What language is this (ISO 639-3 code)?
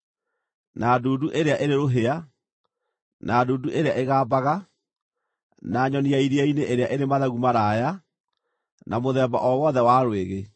kik